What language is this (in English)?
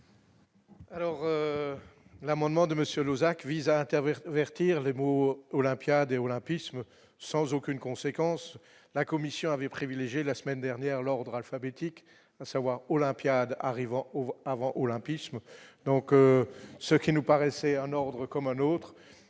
French